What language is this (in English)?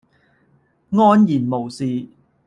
Cantonese